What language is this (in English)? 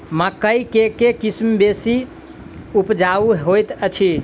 Maithili